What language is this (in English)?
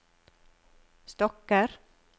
Norwegian